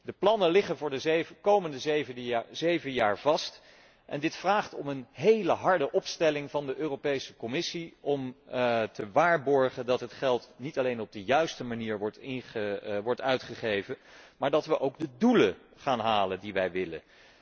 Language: Dutch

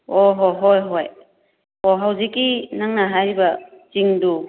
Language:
Manipuri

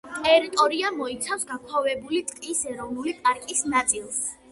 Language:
Georgian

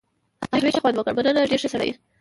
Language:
Pashto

